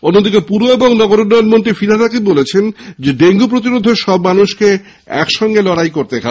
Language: Bangla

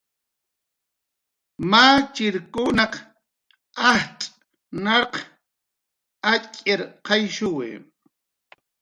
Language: Jaqaru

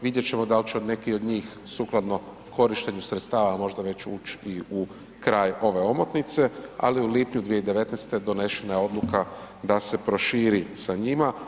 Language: Croatian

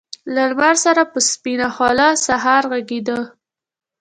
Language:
Pashto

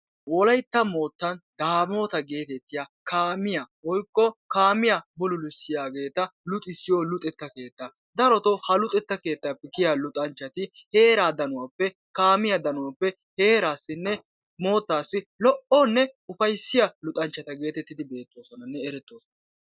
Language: Wolaytta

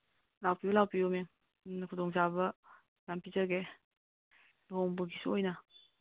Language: Manipuri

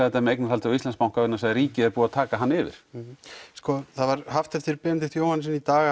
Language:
Icelandic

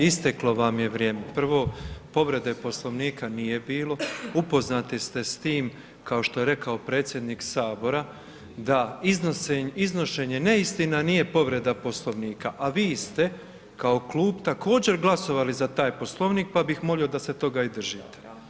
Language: Croatian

